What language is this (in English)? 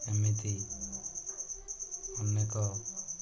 Odia